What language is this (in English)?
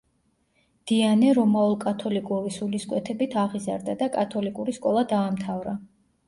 Georgian